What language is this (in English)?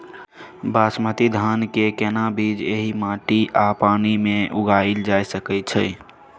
Maithili